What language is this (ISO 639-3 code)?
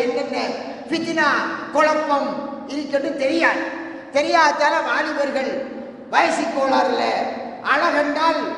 ara